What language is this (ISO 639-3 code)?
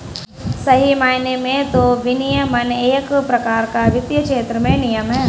hin